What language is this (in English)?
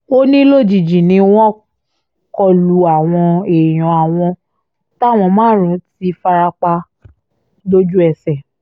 Yoruba